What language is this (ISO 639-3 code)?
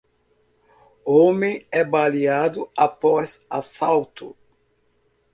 por